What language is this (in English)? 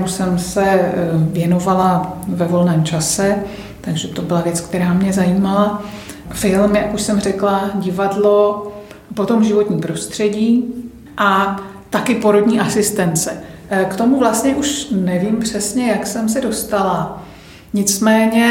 Czech